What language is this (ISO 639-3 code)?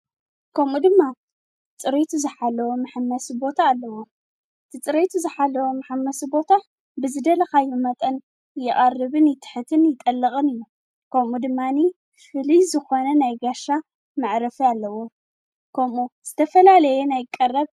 tir